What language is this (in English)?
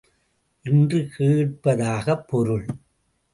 Tamil